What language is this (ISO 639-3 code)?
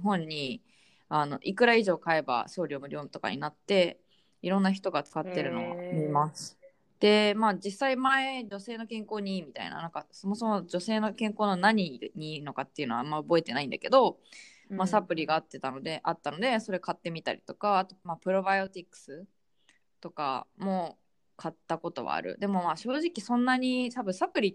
jpn